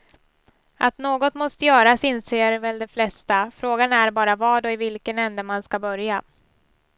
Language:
Swedish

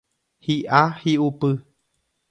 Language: Guarani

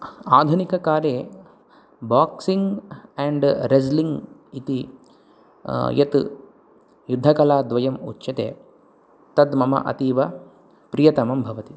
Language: Sanskrit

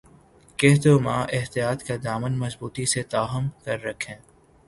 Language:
Urdu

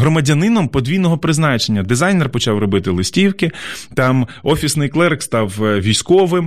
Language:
Ukrainian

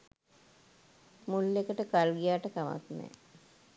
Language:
Sinhala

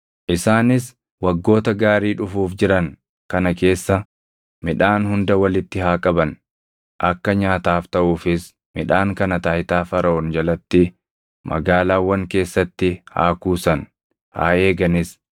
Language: Oromo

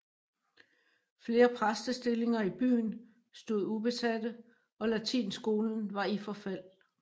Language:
Danish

